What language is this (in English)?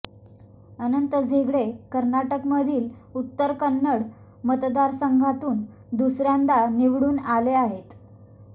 Marathi